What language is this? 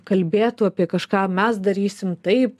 Lithuanian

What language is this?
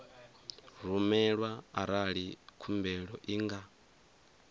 Venda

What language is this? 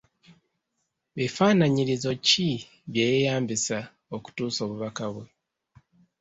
Ganda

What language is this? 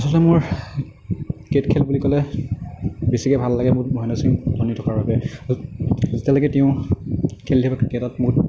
Assamese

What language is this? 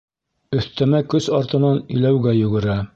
Bashkir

